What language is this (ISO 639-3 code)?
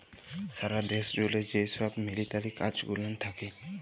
ben